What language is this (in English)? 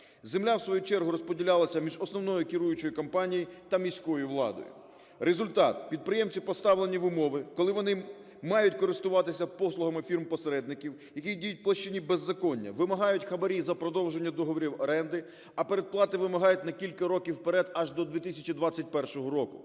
Ukrainian